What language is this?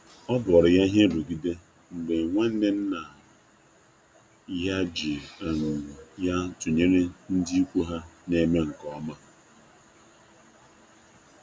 Igbo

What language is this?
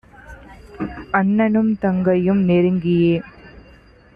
Tamil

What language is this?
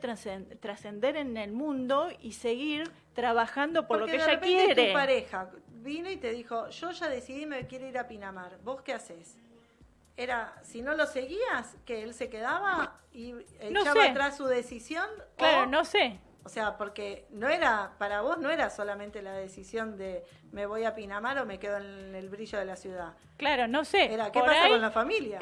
Spanish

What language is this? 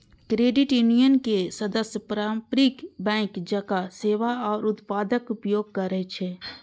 Maithili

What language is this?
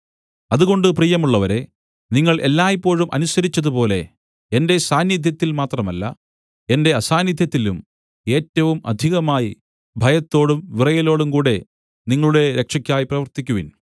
Malayalam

